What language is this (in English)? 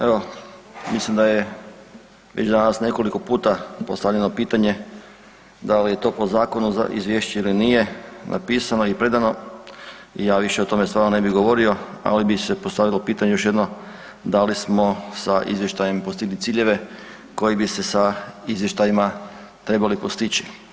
Croatian